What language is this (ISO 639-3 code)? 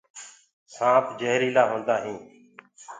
ggg